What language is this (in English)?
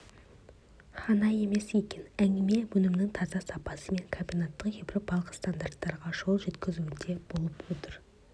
Kazakh